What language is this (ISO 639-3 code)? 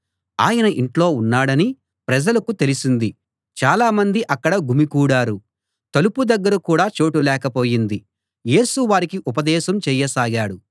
tel